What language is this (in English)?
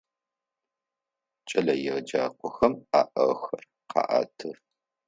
Adyghe